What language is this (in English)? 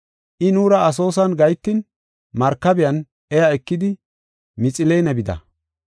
Gofa